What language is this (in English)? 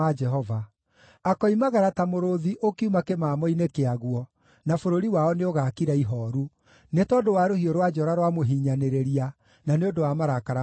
Kikuyu